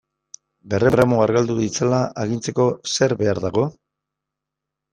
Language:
Basque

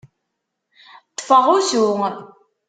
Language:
Kabyle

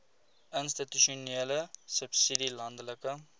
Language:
Afrikaans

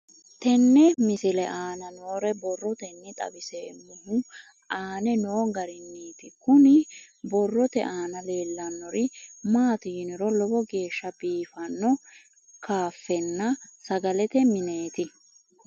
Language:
Sidamo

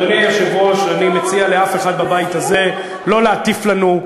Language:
Hebrew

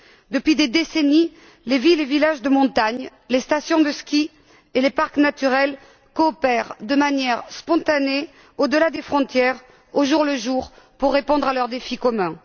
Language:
French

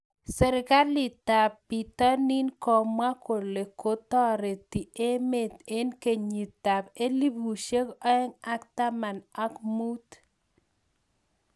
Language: Kalenjin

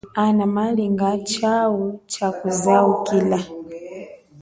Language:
Chokwe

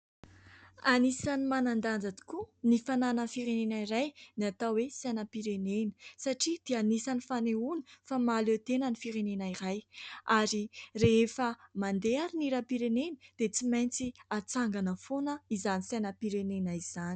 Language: Malagasy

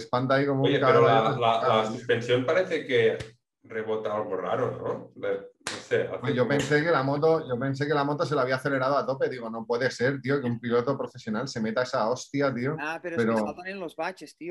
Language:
Spanish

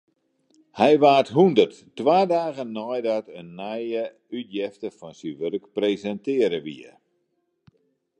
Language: Western Frisian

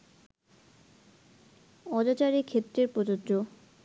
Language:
Bangla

